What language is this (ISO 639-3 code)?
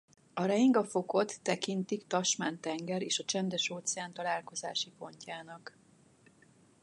hun